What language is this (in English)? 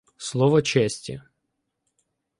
Ukrainian